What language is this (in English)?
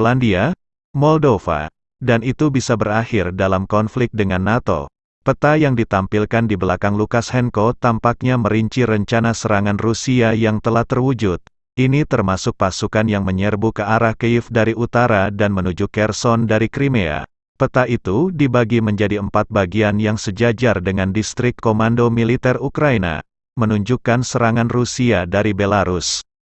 Indonesian